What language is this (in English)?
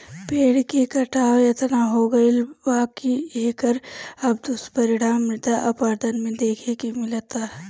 Bhojpuri